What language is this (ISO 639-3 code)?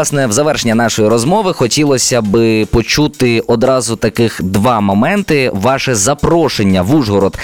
ukr